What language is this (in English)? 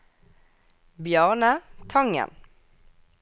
Norwegian